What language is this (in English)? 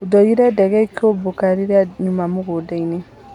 Kikuyu